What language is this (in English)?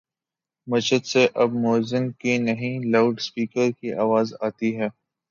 Urdu